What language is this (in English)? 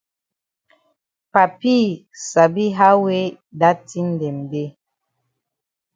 Cameroon Pidgin